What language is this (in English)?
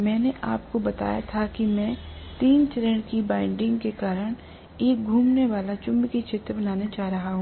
Hindi